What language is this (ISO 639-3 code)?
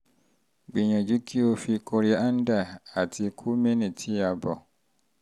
yor